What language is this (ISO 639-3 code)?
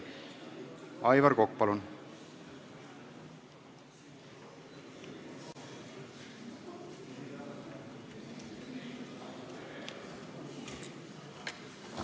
est